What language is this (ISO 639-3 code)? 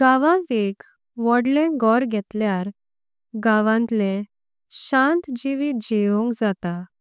kok